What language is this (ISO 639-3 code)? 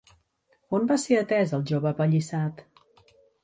cat